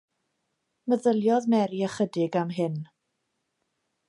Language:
Welsh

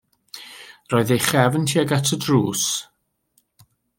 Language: Welsh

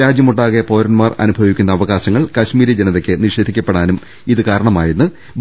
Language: Malayalam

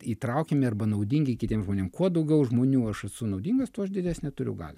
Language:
Lithuanian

